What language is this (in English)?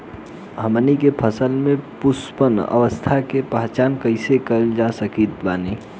Bhojpuri